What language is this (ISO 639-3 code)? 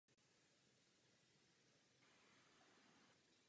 ces